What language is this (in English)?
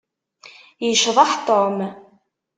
Kabyle